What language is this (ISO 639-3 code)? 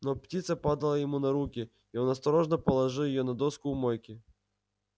rus